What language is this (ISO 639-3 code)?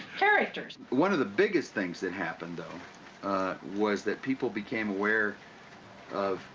eng